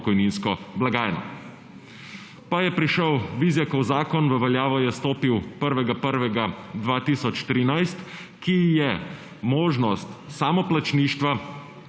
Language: Slovenian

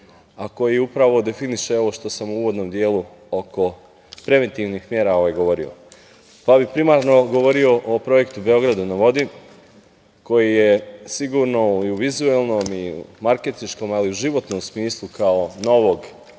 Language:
Serbian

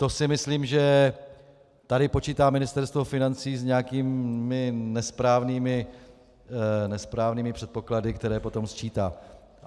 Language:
Czech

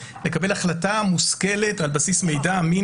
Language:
Hebrew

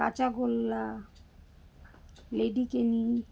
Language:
Bangla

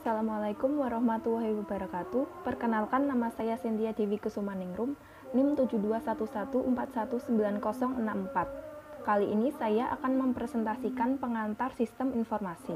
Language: Indonesian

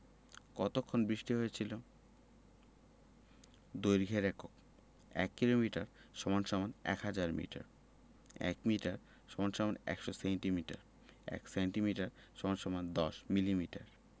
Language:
Bangla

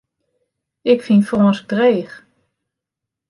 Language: Western Frisian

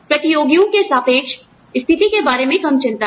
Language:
Hindi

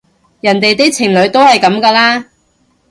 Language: Cantonese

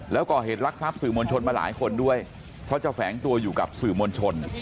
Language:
Thai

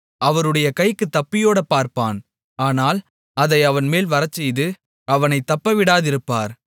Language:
Tamil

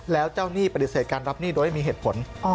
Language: Thai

